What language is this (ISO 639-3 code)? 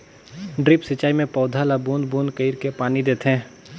hne